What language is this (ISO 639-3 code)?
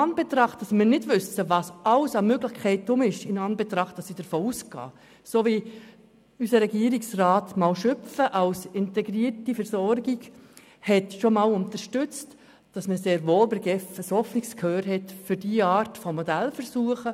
gsw